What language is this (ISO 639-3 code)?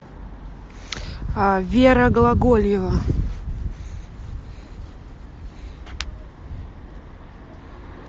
rus